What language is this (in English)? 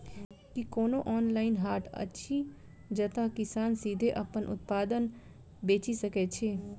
Maithili